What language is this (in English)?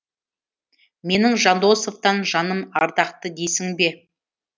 Kazakh